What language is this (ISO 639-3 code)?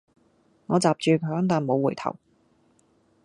yue